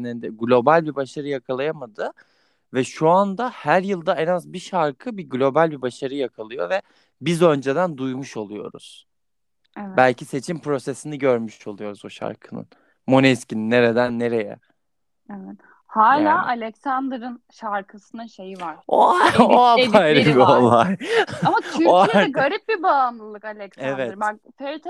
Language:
Turkish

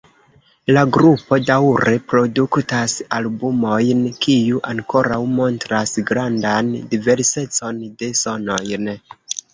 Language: Esperanto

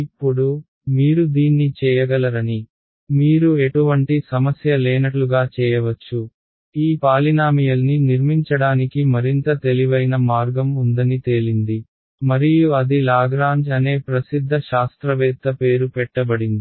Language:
Telugu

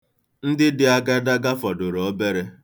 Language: Igbo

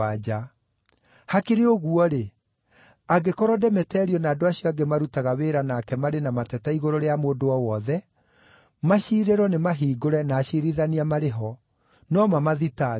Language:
Kikuyu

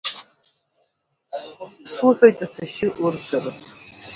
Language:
Abkhazian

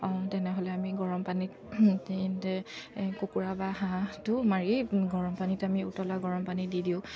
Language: Assamese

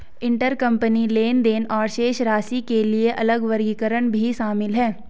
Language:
Hindi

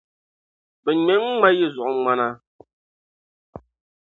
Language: Dagbani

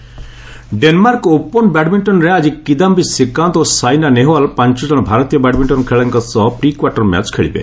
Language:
Odia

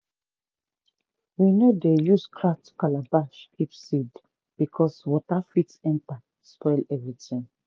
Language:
Nigerian Pidgin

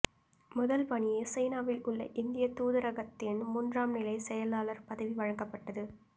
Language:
Tamil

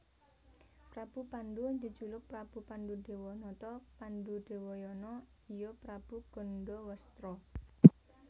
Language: Javanese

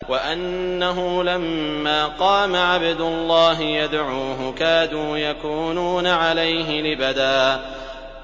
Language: Arabic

